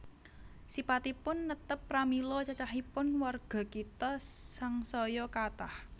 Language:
Javanese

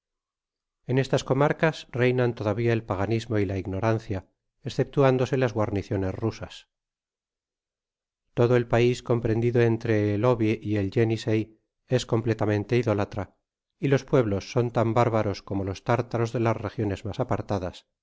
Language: Spanish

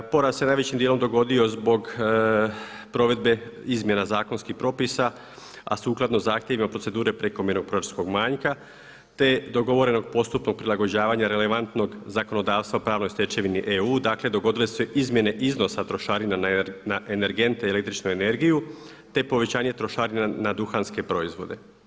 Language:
Croatian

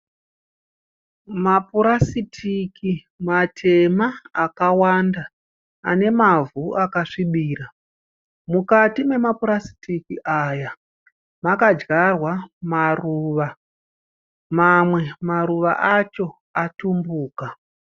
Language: Shona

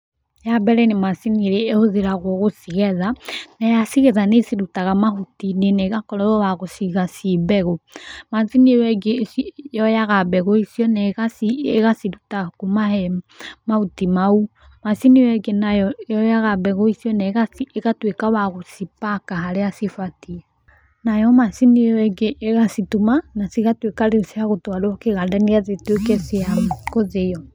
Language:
Kikuyu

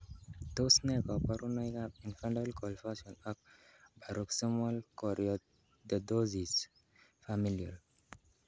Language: Kalenjin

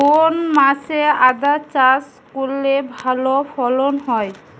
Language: Bangla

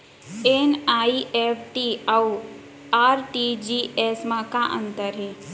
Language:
Chhattisgarhi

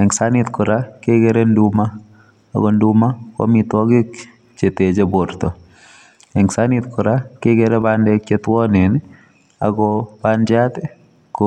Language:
Kalenjin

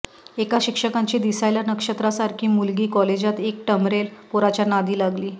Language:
Marathi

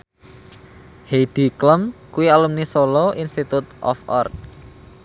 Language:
Javanese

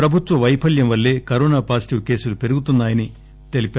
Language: Telugu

